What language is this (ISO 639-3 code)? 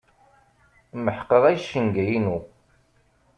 kab